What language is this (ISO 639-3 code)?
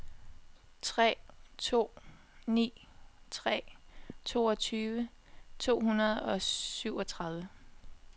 dan